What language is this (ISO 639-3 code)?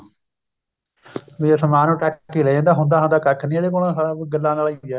pan